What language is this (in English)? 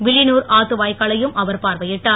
Tamil